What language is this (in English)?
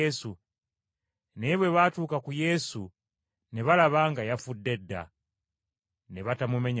Ganda